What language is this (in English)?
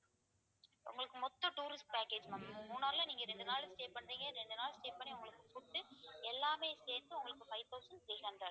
Tamil